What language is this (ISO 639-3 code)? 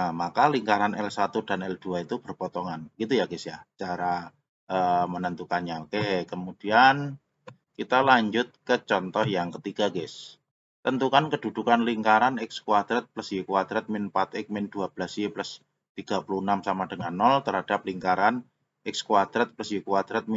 ind